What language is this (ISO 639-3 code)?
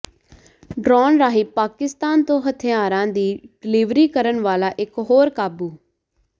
pan